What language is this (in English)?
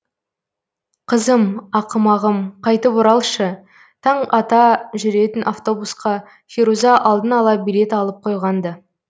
Kazakh